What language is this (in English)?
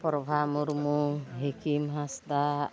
Santali